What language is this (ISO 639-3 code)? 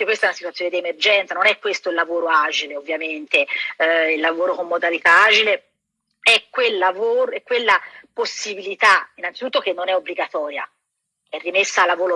ita